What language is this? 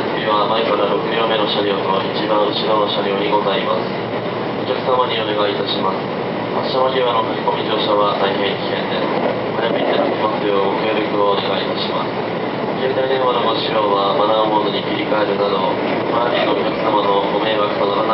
Japanese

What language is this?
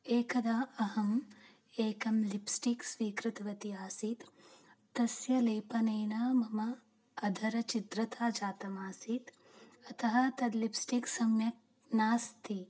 Sanskrit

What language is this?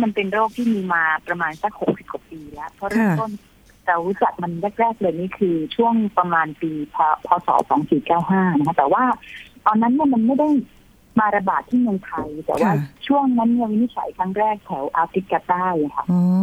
Thai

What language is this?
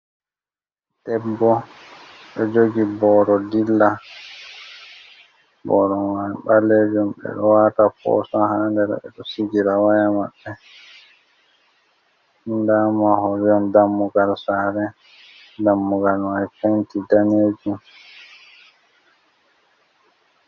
Fula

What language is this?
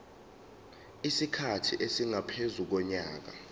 Zulu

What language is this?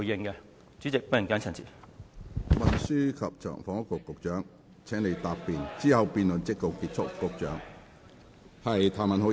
Cantonese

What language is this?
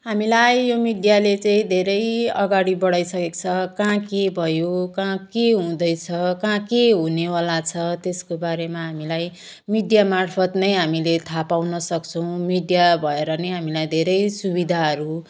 Nepali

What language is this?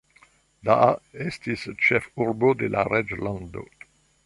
Esperanto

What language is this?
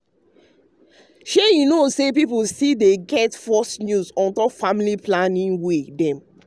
Nigerian Pidgin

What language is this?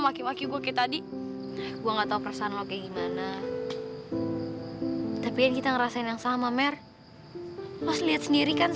Indonesian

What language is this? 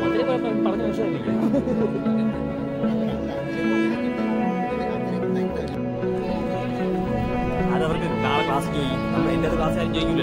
Malayalam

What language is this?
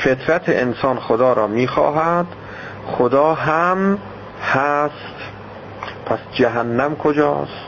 Persian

